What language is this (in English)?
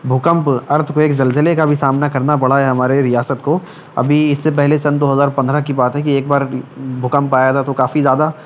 Urdu